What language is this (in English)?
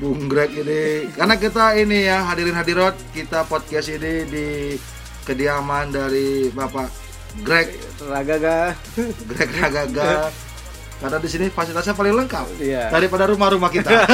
Indonesian